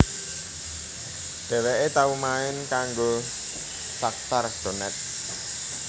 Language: Javanese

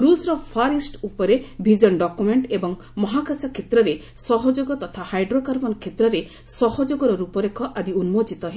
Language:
Odia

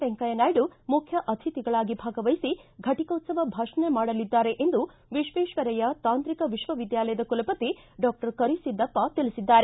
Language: Kannada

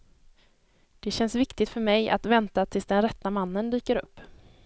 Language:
Swedish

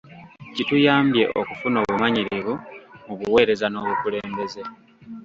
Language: Ganda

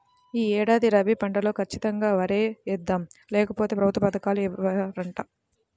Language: Telugu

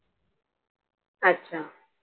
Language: Marathi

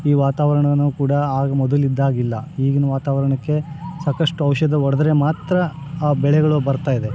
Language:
Kannada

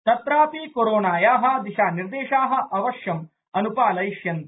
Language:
Sanskrit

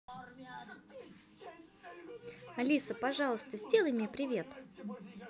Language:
Russian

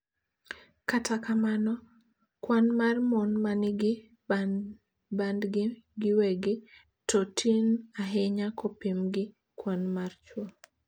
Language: Luo (Kenya and Tanzania)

